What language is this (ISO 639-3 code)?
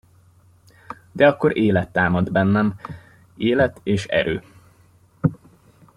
hun